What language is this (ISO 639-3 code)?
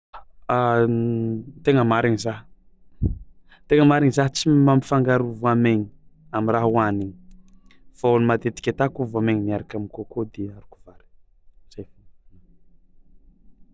xmw